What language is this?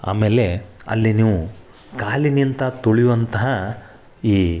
Kannada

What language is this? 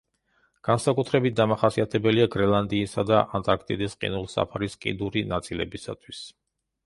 Georgian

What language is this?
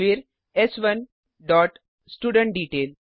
Hindi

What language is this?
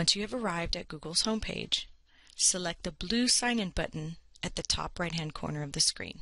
English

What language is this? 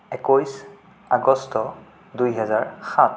Assamese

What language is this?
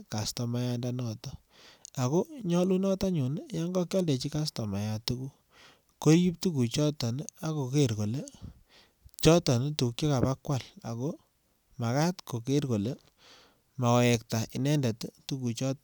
Kalenjin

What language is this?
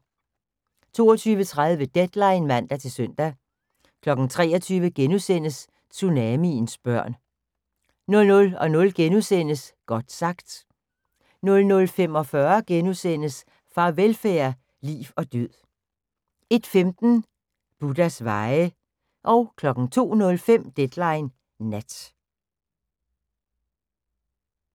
Danish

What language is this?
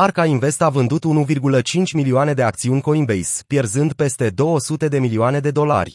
Romanian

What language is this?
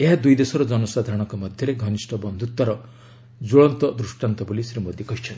Odia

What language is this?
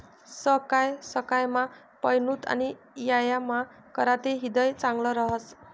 Marathi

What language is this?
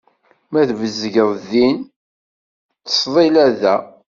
Kabyle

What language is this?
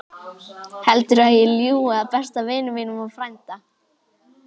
Icelandic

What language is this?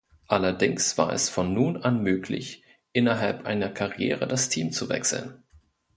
German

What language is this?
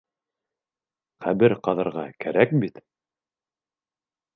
Bashkir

